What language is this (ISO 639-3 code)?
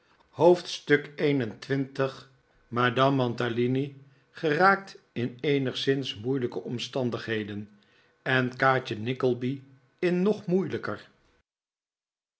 nld